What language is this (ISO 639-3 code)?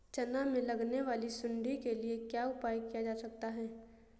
hin